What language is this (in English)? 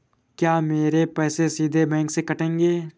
Hindi